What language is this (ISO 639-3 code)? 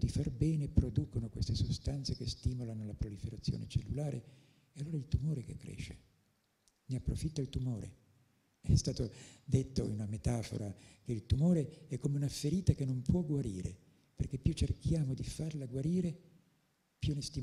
ita